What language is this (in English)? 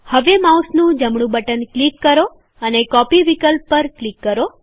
Gujarati